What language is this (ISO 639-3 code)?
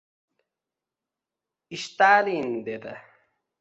uzb